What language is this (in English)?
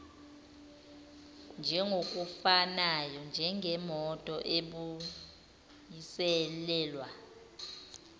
Zulu